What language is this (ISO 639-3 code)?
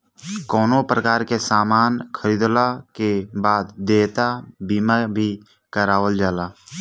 bho